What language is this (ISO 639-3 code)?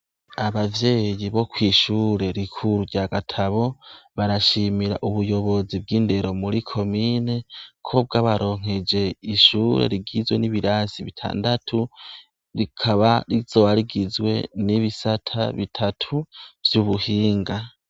run